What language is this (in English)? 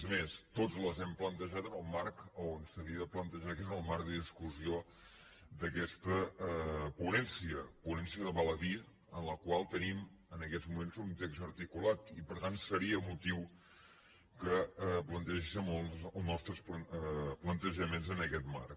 Catalan